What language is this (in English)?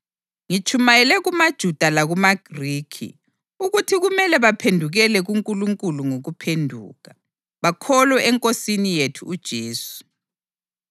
North Ndebele